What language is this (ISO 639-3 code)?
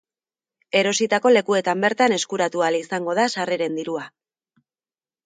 eus